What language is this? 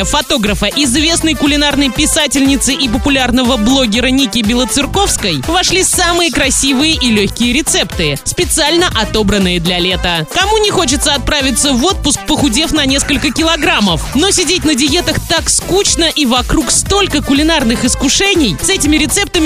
Russian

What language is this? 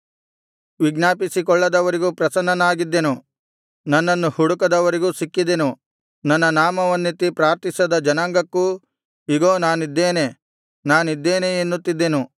Kannada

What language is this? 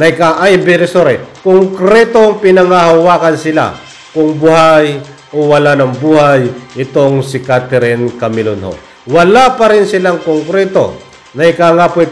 Filipino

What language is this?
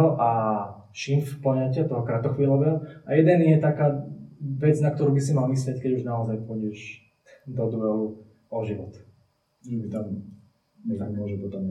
Slovak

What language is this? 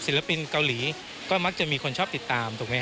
Thai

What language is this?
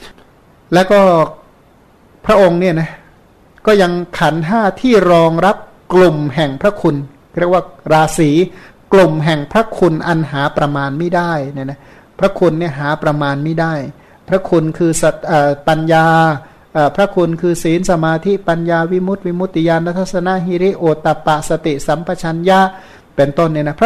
Thai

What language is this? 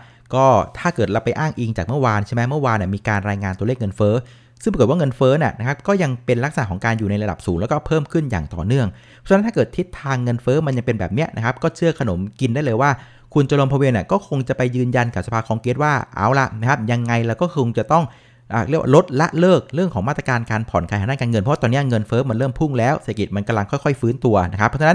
Thai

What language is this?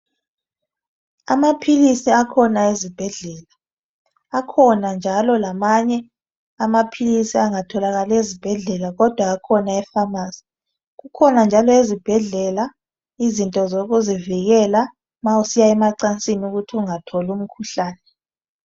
North Ndebele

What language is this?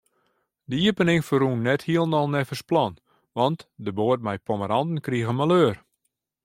Western Frisian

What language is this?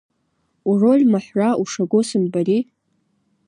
Abkhazian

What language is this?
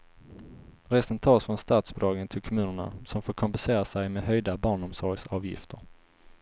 Swedish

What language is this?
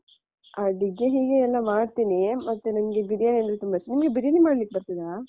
Kannada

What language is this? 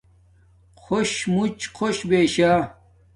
Domaaki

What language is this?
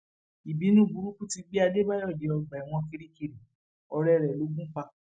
Yoruba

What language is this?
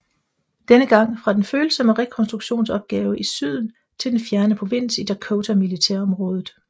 Danish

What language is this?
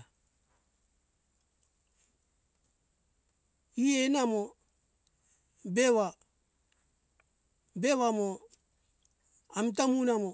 Hunjara-Kaina Ke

